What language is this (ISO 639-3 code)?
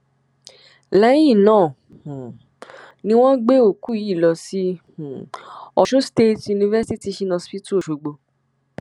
yor